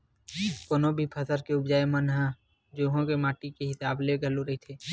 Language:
Chhattisgarhi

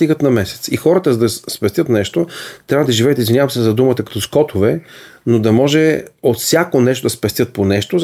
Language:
Bulgarian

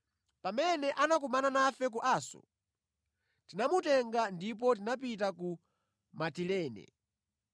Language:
Nyanja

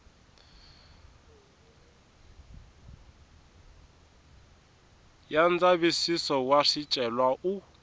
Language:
Tsonga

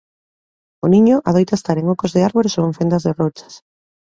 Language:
Galician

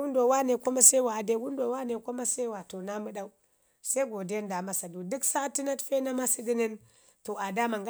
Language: Ngizim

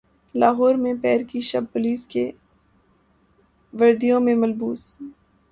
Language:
Urdu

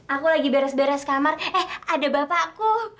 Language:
Indonesian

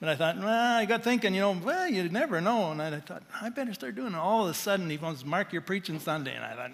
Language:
English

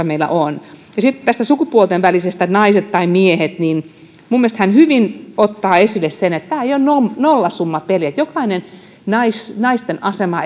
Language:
Finnish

